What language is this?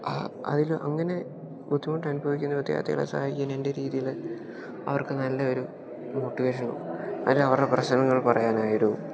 Malayalam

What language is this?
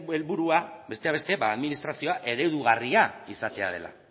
Basque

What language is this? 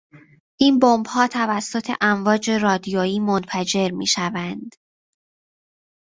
Persian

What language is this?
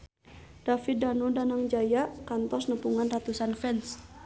Sundanese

